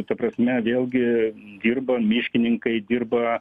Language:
Lithuanian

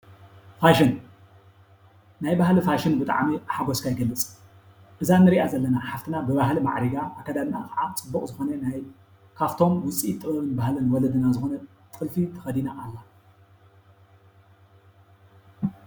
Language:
Tigrinya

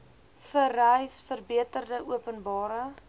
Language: Afrikaans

